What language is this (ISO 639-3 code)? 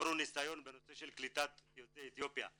heb